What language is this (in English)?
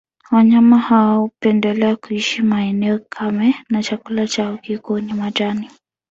Swahili